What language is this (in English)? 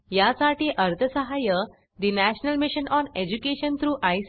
Marathi